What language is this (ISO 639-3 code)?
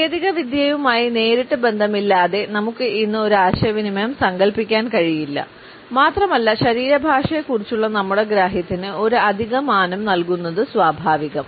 mal